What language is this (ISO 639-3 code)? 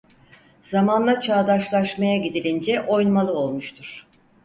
tur